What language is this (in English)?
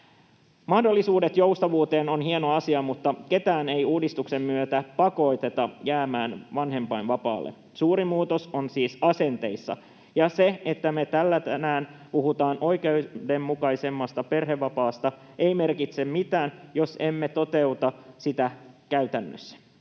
Finnish